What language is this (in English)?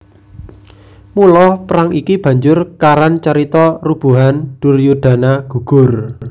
Javanese